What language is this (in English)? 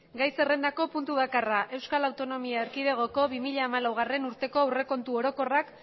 Basque